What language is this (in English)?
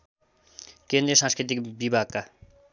Nepali